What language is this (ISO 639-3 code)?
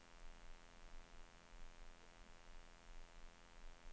swe